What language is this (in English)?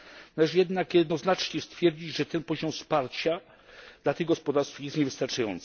Polish